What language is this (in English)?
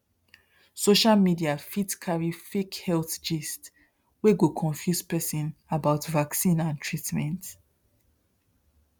Nigerian Pidgin